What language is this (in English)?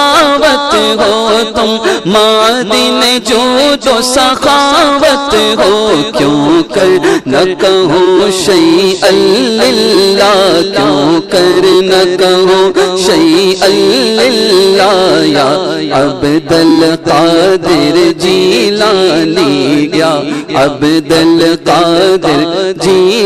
Romanian